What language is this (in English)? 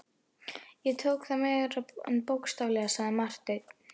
Icelandic